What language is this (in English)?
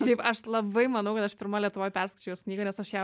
Lithuanian